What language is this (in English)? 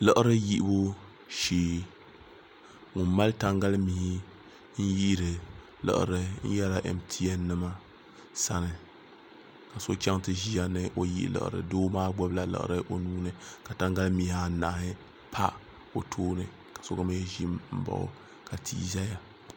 Dagbani